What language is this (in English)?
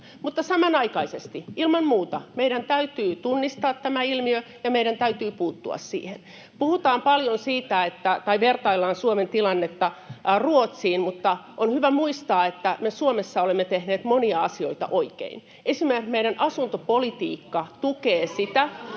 Finnish